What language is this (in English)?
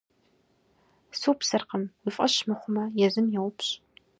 Kabardian